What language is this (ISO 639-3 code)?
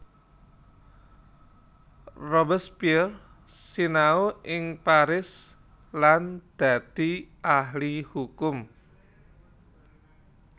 jav